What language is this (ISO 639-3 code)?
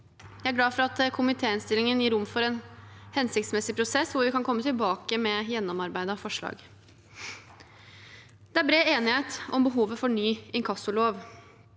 nor